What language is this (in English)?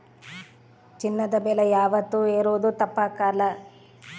Kannada